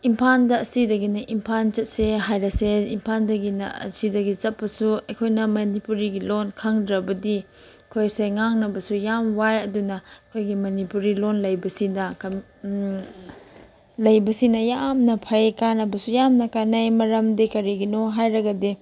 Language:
Manipuri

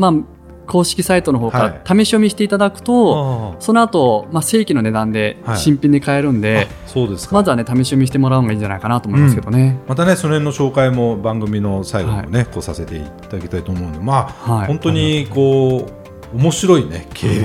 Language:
Japanese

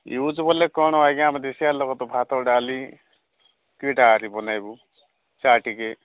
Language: Odia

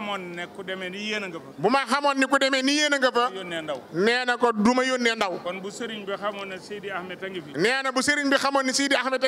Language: Indonesian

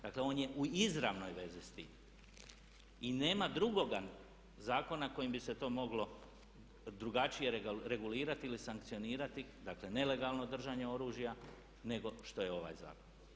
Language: Croatian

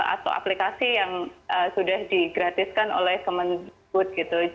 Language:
Indonesian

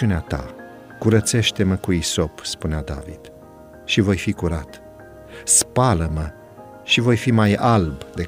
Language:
Romanian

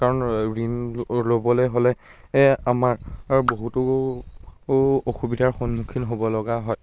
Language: Assamese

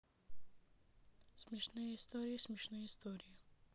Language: Russian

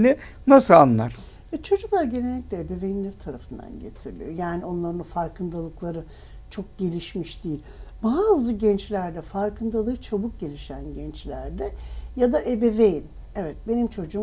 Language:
Turkish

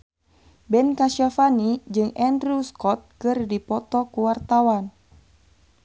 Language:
Sundanese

